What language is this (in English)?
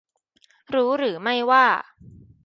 Thai